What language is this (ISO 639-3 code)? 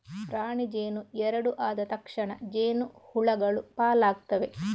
kan